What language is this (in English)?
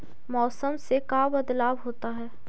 Magahi